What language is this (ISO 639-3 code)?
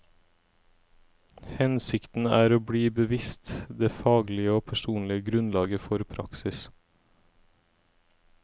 nor